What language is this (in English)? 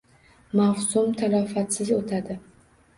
Uzbek